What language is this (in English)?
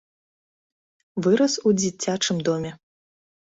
Belarusian